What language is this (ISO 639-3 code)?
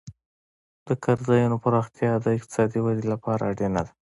pus